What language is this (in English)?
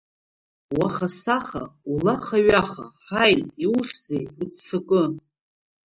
Abkhazian